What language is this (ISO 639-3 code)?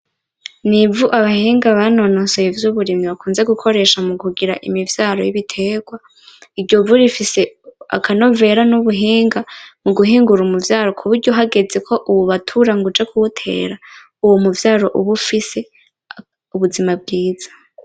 run